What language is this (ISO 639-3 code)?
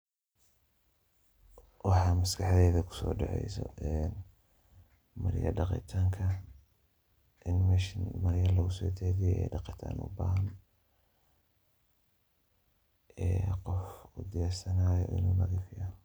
som